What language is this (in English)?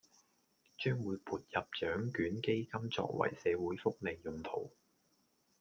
Cantonese